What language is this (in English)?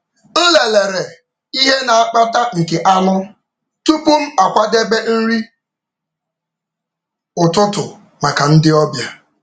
Igbo